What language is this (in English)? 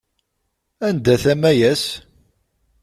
Kabyle